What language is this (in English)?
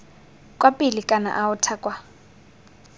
Tswana